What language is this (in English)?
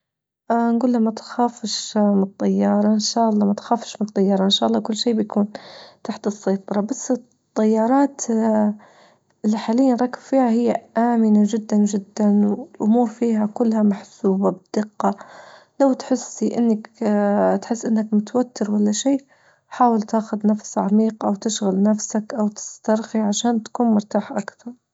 Libyan Arabic